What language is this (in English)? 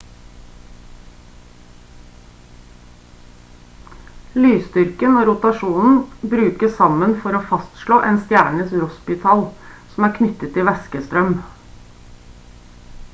Norwegian Bokmål